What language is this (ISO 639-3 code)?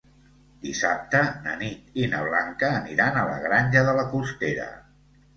cat